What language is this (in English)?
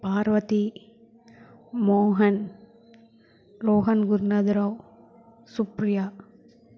Telugu